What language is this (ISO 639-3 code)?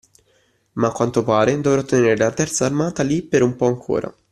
ita